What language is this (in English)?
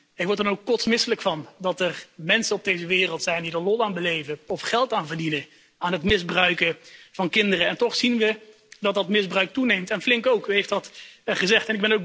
Dutch